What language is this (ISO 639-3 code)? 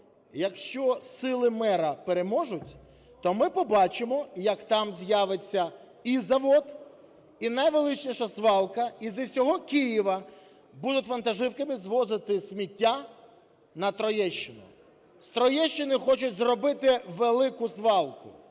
ukr